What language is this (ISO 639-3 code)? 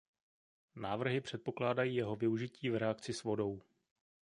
ces